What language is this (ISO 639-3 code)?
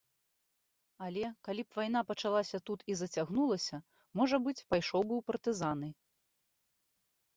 bel